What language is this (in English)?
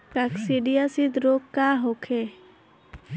Bhojpuri